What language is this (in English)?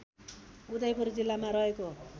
Nepali